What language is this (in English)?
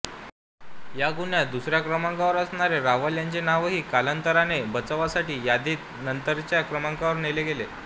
Marathi